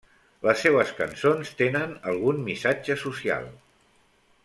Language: Catalan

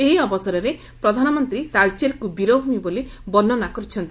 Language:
Odia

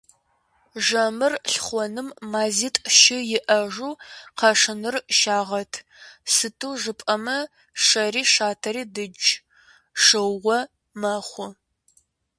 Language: Kabardian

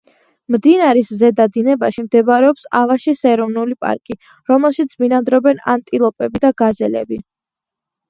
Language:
Georgian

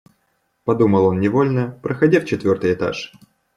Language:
Russian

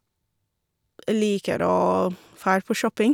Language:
Norwegian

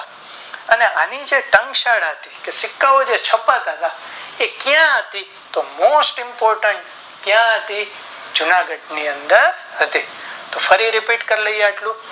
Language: Gujarati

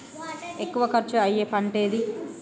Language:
Telugu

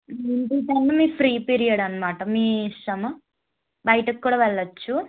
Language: Telugu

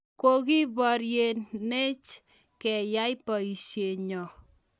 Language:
Kalenjin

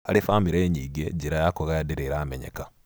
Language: Kikuyu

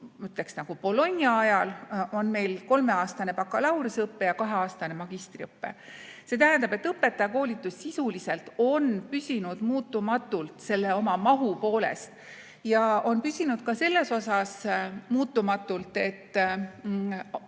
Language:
Estonian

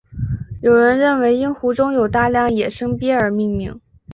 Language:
Chinese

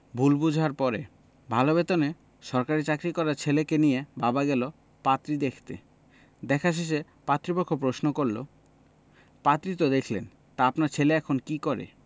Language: Bangla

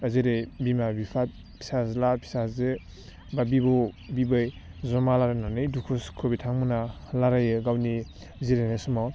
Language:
Bodo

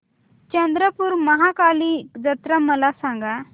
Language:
Marathi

